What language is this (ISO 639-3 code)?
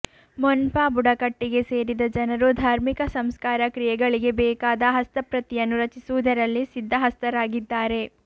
kan